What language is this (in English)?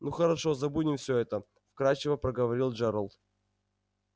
Russian